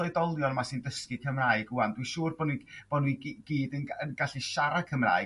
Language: Welsh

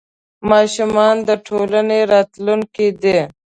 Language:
Pashto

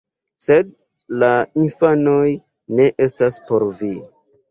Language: Esperanto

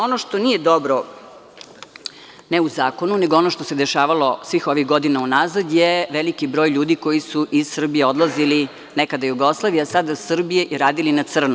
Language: Serbian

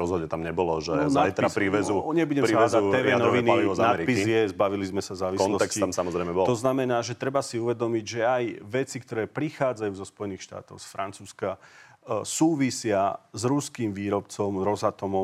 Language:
Slovak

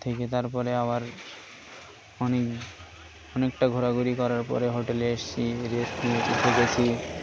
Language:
Bangla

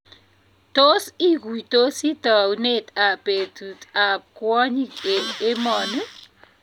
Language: Kalenjin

